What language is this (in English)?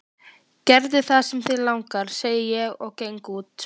Icelandic